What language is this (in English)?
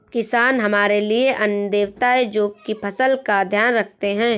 Hindi